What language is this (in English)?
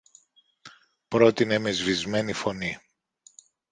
Greek